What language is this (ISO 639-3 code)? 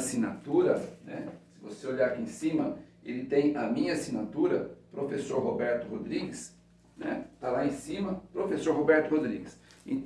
por